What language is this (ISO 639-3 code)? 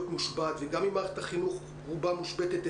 heb